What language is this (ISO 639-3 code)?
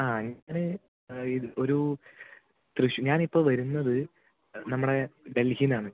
mal